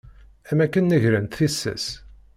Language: Kabyle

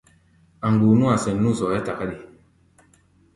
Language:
Gbaya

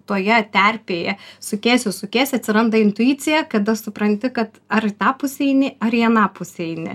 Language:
Lithuanian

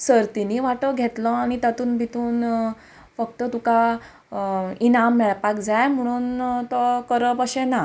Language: Konkani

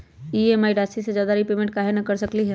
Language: Magahi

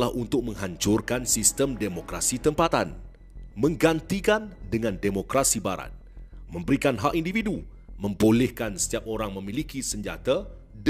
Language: Malay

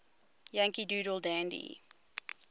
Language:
English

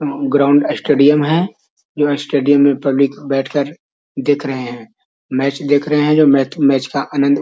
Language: Magahi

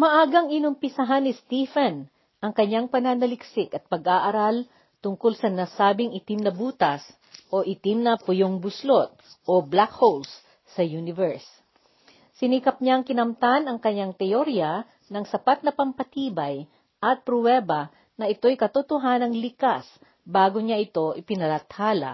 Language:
Filipino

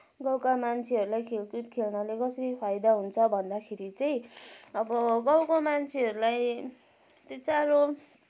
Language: Nepali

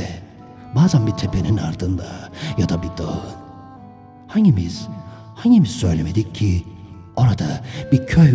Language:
Turkish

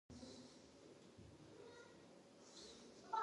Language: Pashto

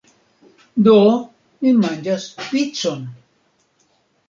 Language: Esperanto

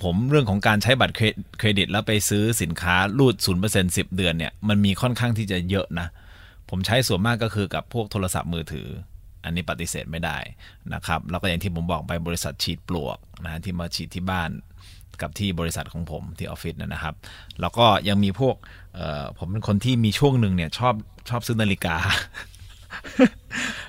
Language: Thai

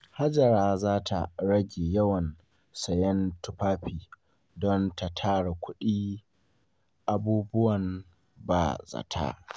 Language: Hausa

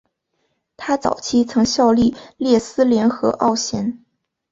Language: Chinese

